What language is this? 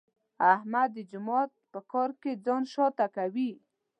Pashto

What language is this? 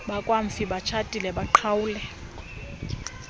Xhosa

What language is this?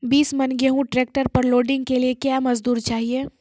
Maithili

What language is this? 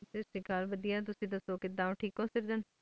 Punjabi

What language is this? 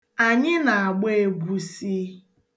Igbo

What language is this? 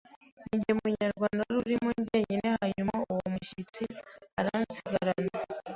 Kinyarwanda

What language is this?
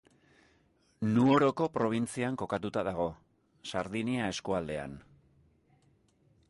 Basque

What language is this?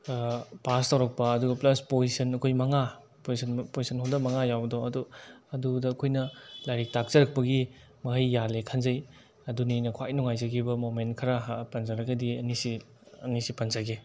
Manipuri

